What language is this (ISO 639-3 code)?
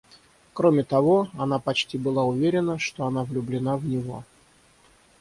rus